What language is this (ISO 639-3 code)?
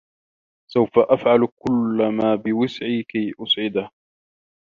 ara